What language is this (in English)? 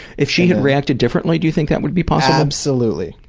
English